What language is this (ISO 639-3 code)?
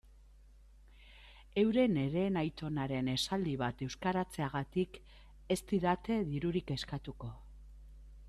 eus